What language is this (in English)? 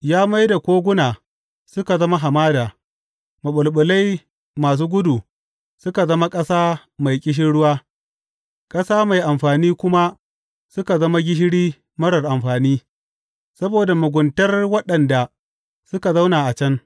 Hausa